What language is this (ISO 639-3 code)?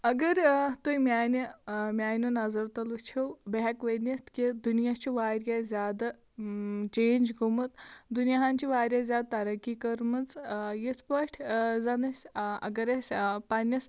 kas